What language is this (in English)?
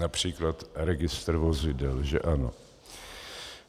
Czech